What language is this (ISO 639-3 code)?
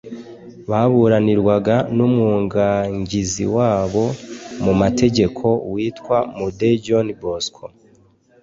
kin